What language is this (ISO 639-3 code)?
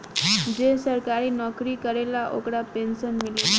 bho